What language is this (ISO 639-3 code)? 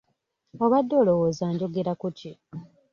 lug